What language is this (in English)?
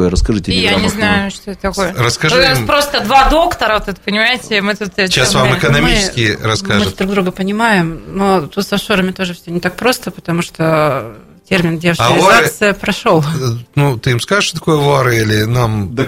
Russian